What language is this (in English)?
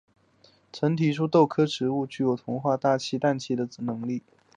Chinese